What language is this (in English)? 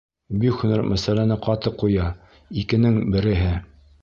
Bashkir